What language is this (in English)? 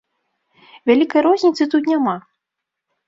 Belarusian